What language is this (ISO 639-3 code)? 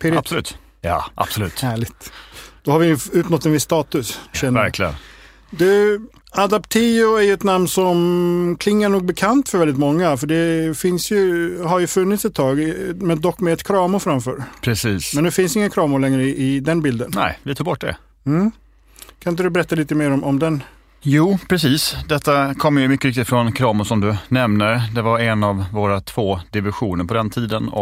swe